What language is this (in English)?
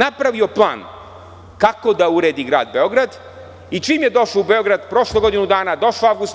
Serbian